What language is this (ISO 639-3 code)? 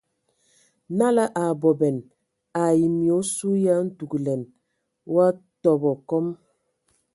ewo